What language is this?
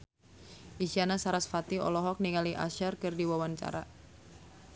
Sundanese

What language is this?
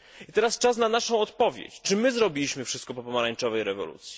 Polish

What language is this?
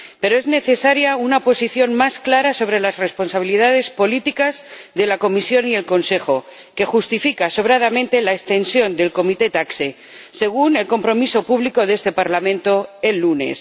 Spanish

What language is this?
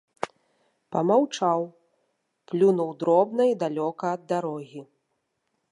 Belarusian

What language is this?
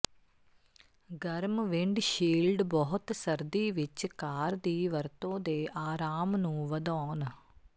Punjabi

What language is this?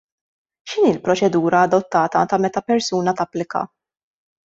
Maltese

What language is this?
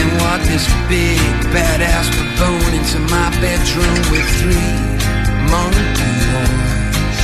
Greek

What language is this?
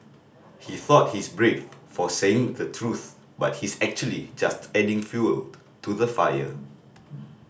English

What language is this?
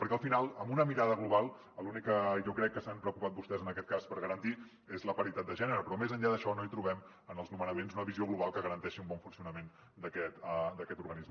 Catalan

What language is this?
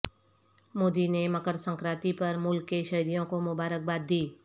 Urdu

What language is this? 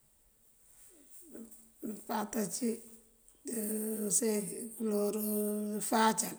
Mandjak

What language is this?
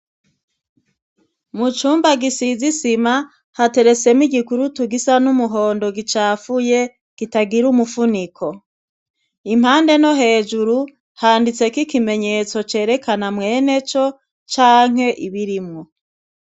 Rundi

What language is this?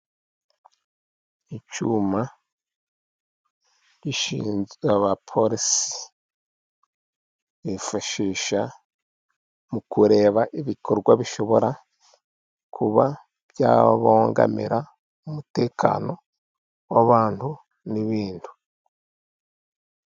Kinyarwanda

